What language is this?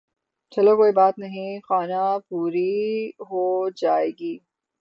Urdu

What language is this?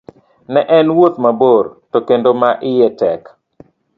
Luo (Kenya and Tanzania)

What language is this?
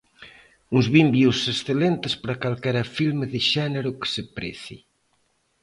Galician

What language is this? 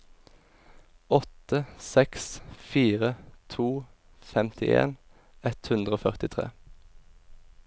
Norwegian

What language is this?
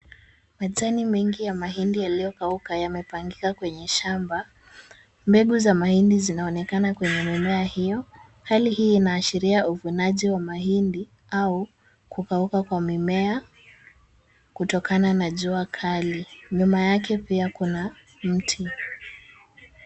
Swahili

